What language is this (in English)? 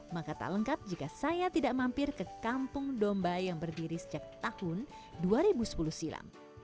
Indonesian